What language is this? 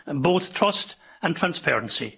English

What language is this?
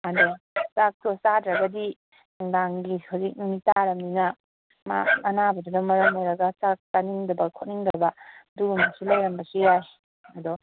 Manipuri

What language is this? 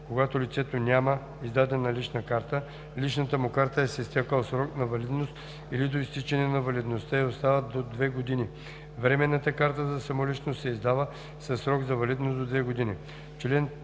Bulgarian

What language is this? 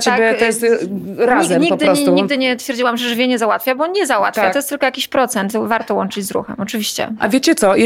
Polish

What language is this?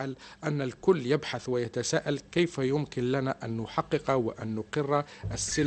Arabic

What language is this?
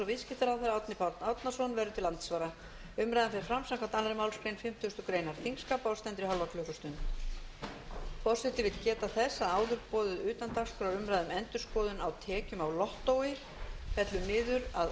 Icelandic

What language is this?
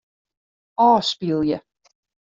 Western Frisian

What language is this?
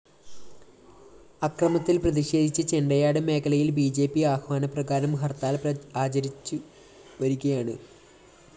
Malayalam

